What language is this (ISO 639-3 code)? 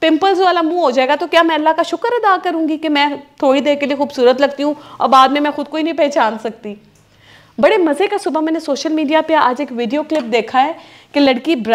hin